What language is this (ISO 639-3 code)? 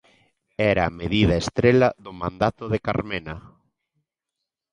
glg